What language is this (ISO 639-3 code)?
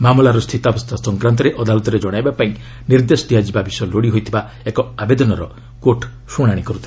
ori